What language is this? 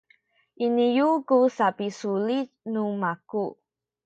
Sakizaya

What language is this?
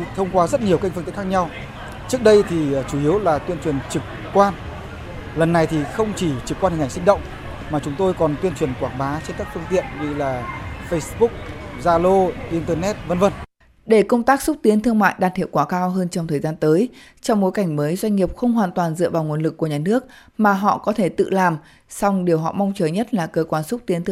Vietnamese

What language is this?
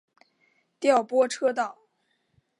Chinese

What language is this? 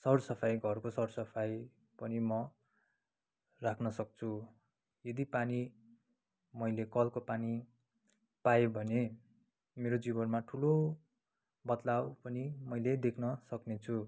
Nepali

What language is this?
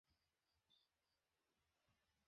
Bangla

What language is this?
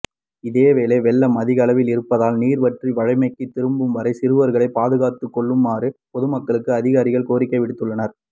Tamil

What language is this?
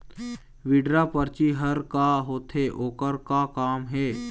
Chhattisgarhi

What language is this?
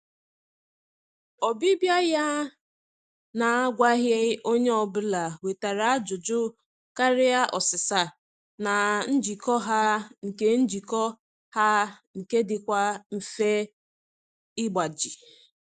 Igbo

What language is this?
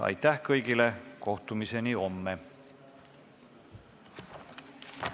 Estonian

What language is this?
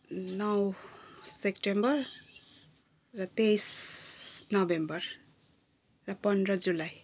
Nepali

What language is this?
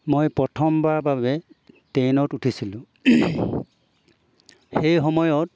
Assamese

